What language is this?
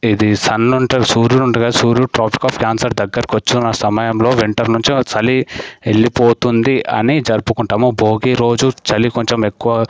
Telugu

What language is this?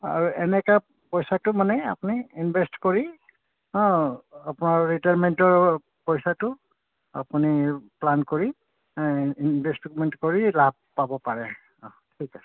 Assamese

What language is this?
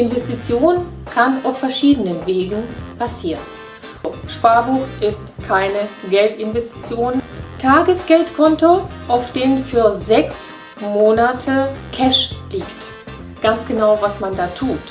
German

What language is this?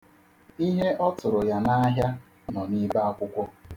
Igbo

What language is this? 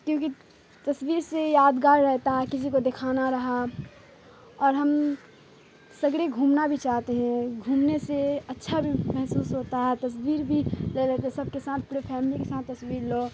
Urdu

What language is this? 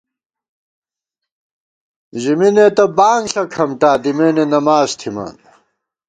Gawar-Bati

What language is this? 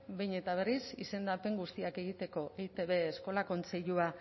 Basque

